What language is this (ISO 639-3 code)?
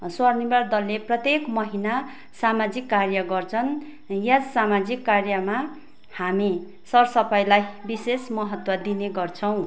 nep